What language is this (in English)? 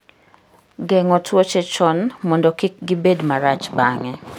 Luo (Kenya and Tanzania)